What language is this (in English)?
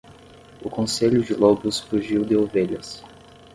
Portuguese